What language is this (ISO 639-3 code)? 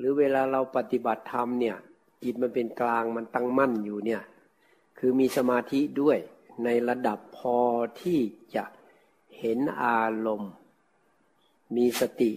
tha